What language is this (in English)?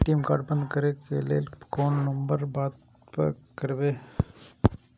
Maithili